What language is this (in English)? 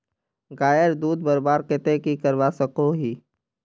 Magahi